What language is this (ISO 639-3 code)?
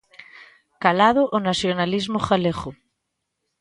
glg